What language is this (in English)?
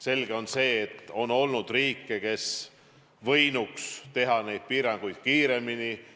Estonian